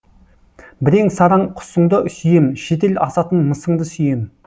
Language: Kazakh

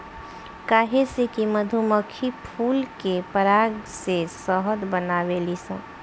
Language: Bhojpuri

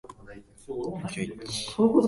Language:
Japanese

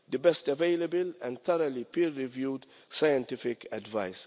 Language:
English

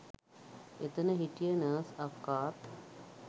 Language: Sinhala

